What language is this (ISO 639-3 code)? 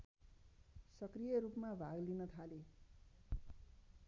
nep